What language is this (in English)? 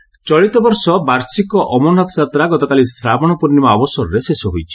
Odia